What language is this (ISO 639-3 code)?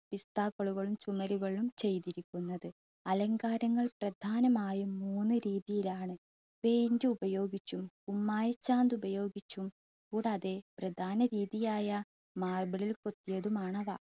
mal